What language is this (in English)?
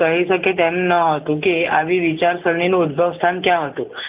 Gujarati